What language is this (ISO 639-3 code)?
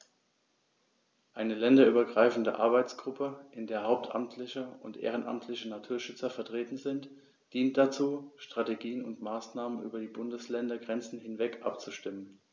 deu